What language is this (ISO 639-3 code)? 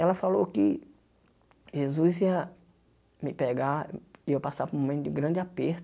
por